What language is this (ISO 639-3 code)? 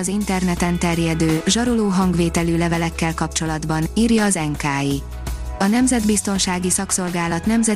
hun